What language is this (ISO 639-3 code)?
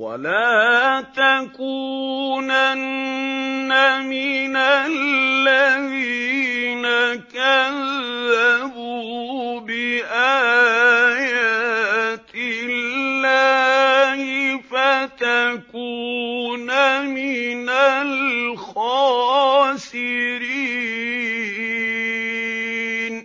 ara